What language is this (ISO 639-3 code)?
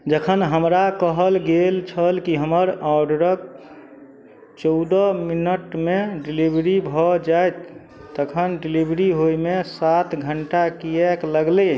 mai